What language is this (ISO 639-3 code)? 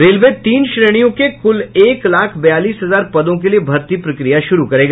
hin